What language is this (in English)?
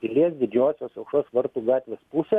Lithuanian